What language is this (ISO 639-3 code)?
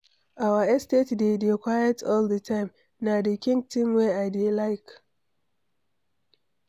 pcm